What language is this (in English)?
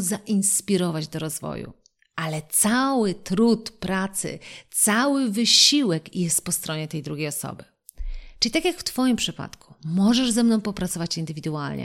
Polish